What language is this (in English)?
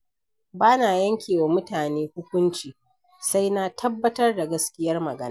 Hausa